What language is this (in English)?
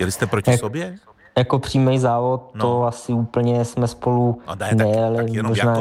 Czech